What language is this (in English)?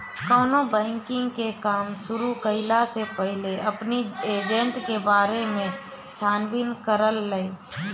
Bhojpuri